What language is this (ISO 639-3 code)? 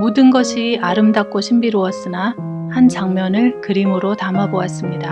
kor